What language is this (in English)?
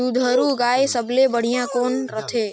Chhattisgarhi